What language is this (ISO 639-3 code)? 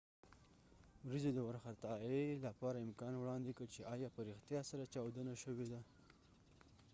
pus